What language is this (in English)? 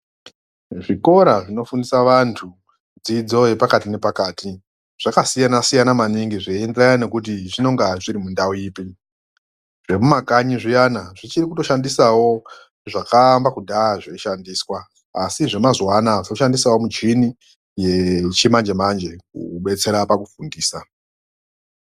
Ndau